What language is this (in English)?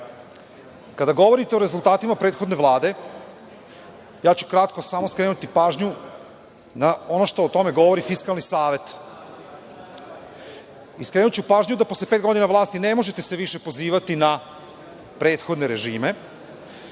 Serbian